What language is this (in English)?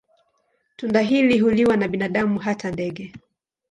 Swahili